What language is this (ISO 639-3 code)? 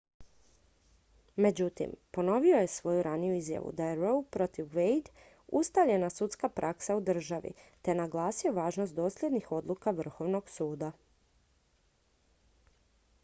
hrv